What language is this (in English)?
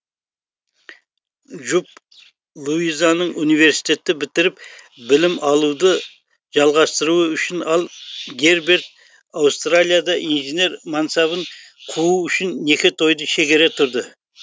Kazakh